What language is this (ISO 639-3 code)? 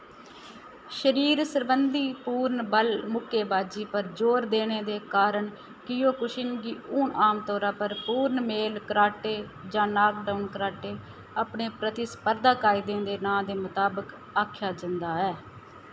doi